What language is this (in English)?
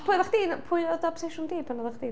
Welsh